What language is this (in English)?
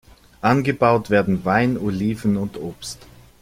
German